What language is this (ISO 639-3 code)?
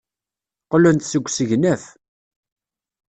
kab